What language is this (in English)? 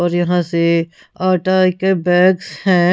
Hindi